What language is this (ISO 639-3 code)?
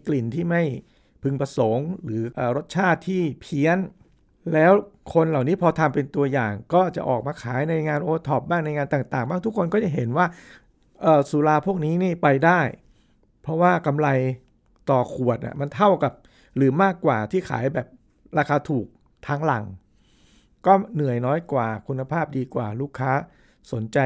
tha